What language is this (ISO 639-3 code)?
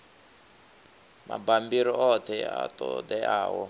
ven